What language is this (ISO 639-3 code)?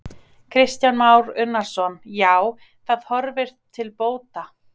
isl